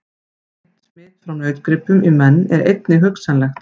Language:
Icelandic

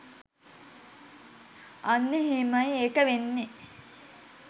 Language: Sinhala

